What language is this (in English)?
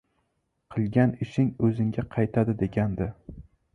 Uzbek